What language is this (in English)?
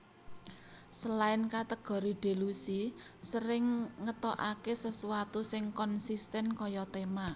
Javanese